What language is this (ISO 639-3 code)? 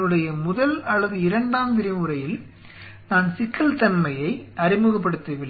tam